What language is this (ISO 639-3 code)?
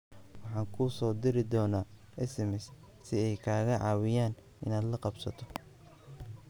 som